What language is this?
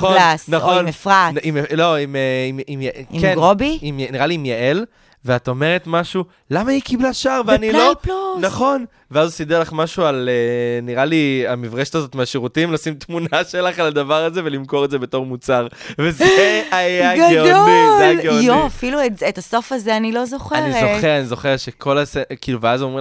Hebrew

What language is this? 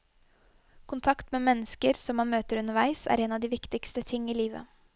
Norwegian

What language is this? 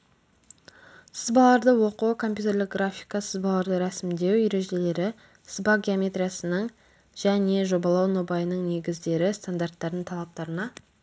Kazakh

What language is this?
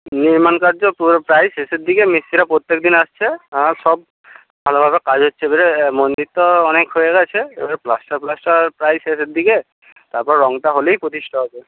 Bangla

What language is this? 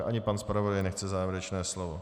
Czech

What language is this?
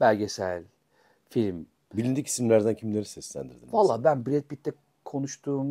Turkish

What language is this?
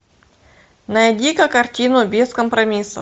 Russian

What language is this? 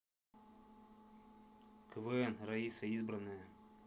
Russian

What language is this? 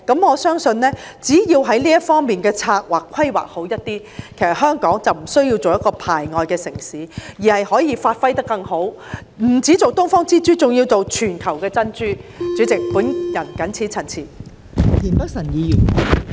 Cantonese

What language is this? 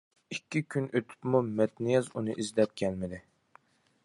Uyghur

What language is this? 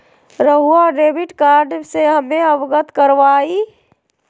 Magahi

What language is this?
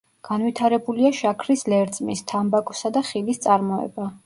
Georgian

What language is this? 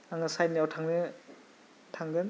Bodo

